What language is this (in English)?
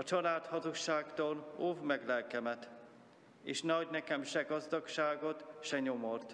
Hungarian